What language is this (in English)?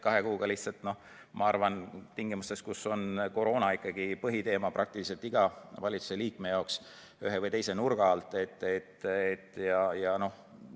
Estonian